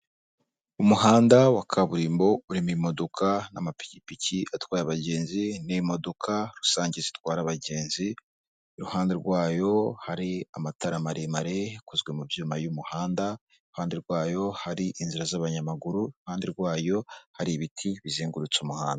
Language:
Kinyarwanda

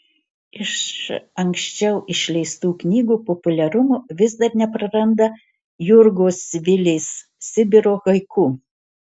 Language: Lithuanian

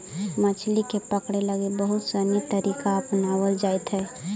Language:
Magahi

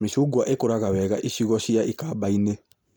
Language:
Kikuyu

